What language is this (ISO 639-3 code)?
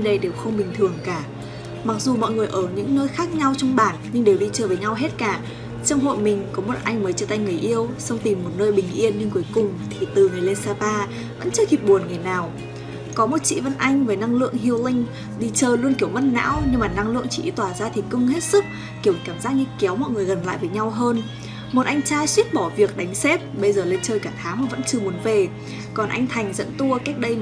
vie